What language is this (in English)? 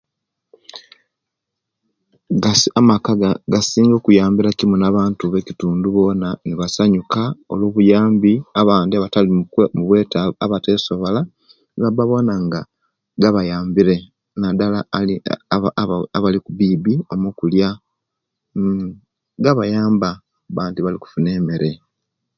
Kenyi